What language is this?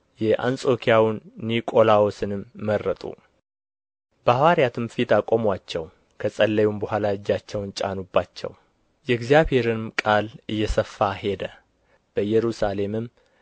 Amharic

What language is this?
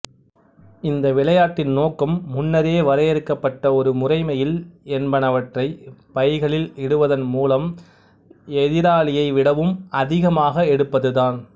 Tamil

